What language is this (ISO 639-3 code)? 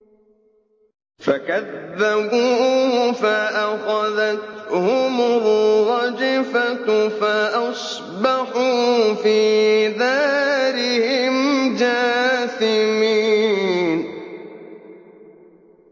ara